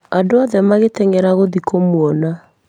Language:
Kikuyu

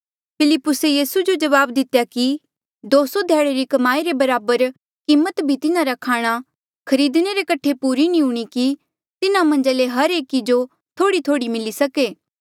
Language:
Mandeali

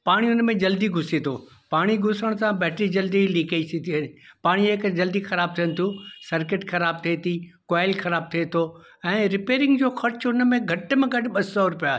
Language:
Sindhi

